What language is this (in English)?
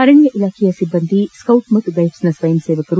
Kannada